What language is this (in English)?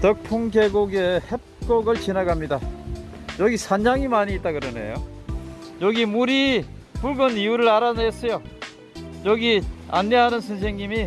Korean